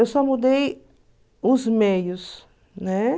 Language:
Portuguese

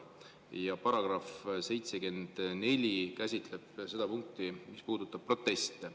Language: Estonian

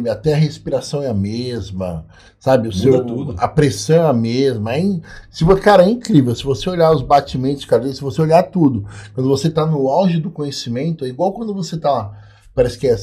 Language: Portuguese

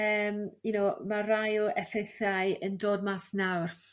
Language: Welsh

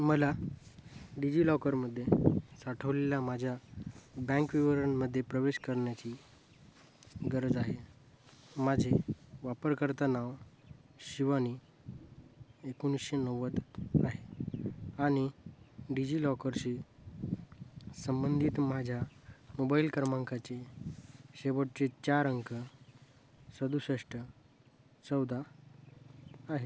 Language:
Marathi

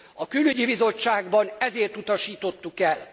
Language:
Hungarian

